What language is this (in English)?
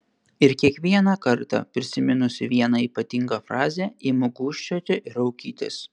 Lithuanian